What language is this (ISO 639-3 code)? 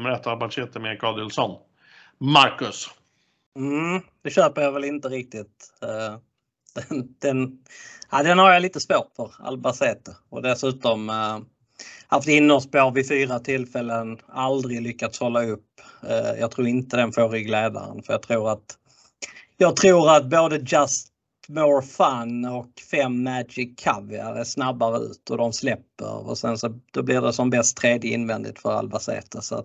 swe